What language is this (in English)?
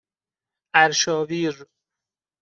Persian